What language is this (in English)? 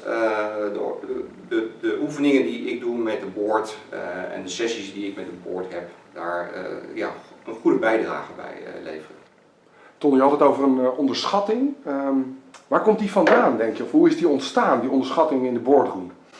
Dutch